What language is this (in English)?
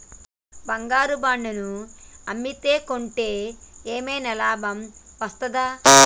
Telugu